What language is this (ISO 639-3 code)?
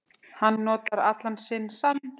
isl